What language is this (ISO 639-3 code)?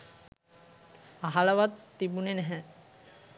sin